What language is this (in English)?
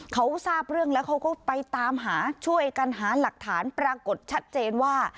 Thai